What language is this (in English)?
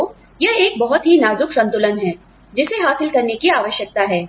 Hindi